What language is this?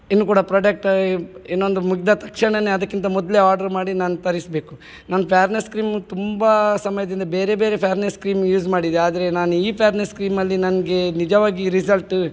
Kannada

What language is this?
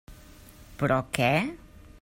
Catalan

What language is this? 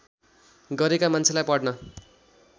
Nepali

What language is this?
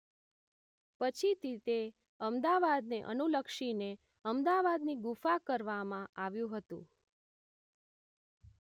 Gujarati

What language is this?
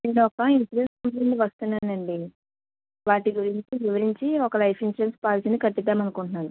Telugu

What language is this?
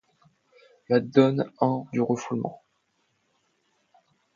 French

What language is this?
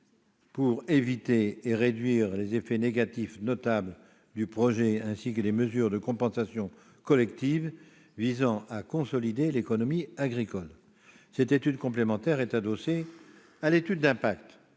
French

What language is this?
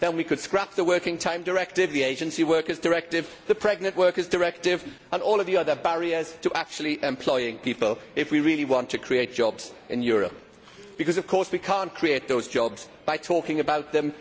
English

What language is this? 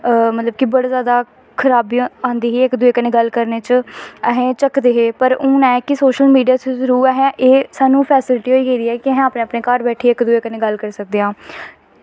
Dogri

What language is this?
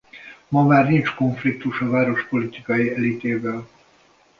Hungarian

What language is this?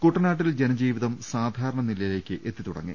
Malayalam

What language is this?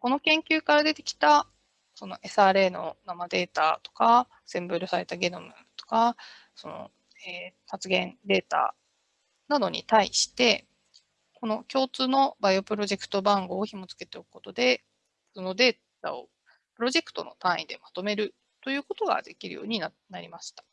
Japanese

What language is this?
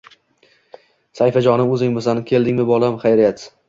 Uzbek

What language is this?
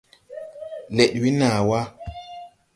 Tupuri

